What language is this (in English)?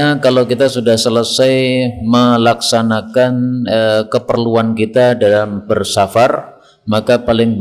Indonesian